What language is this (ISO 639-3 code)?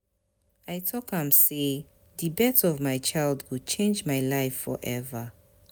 pcm